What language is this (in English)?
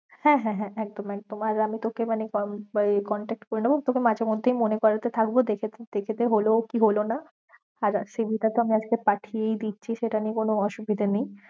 Bangla